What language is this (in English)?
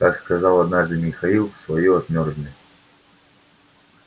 Russian